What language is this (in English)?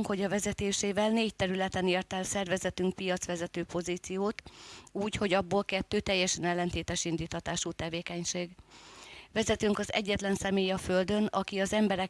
Hungarian